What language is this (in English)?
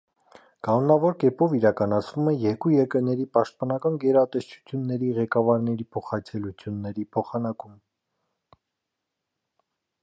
Armenian